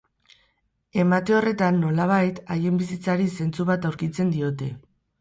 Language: Basque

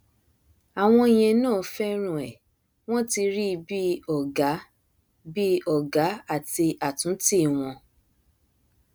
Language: Yoruba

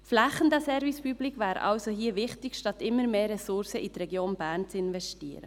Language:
Swiss German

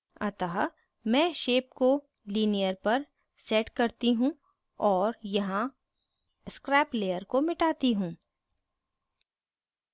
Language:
Hindi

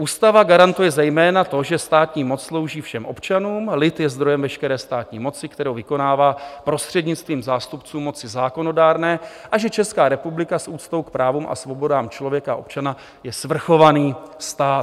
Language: Czech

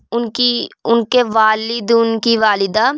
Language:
Urdu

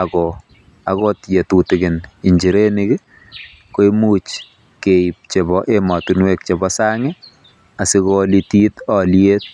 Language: Kalenjin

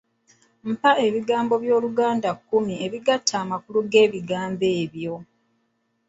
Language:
Ganda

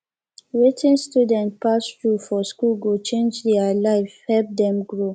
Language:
Nigerian Pidgin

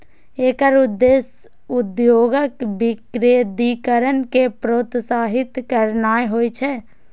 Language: Maithili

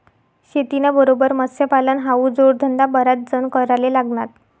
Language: Marathi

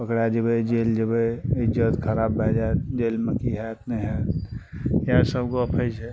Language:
Maithili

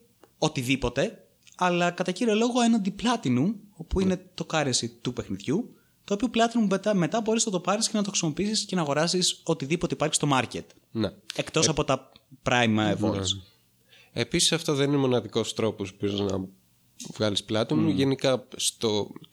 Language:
Greek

